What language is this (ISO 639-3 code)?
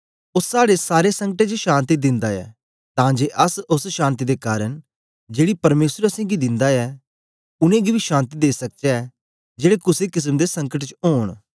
doi